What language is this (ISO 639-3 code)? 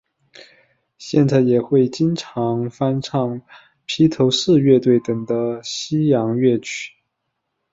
zho